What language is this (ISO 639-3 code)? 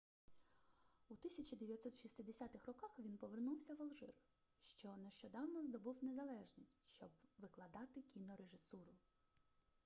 ukr